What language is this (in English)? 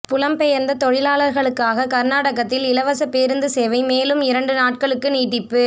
Tamil